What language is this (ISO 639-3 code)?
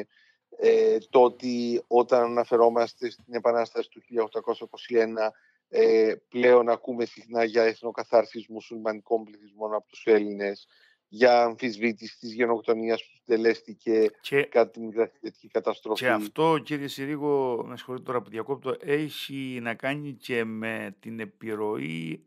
ell